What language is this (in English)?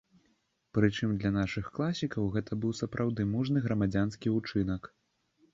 Belarusian